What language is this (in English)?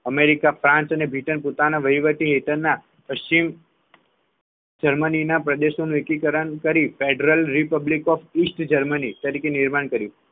Gujarati